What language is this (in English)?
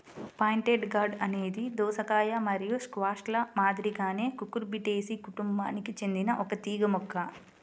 Telugu